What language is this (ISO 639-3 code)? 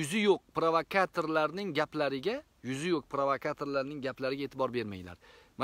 tur